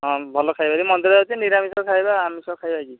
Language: Odia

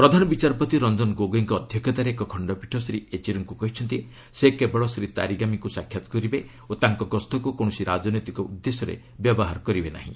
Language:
Odia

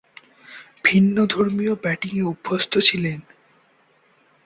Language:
Bangla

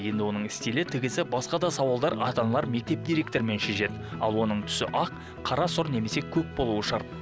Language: Kazakh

